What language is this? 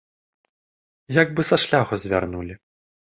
Belarusian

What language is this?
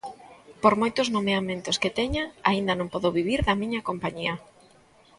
Galician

